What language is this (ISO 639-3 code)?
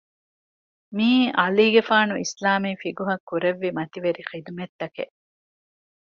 div